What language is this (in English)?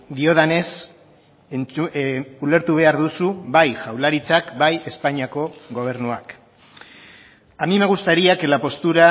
Basque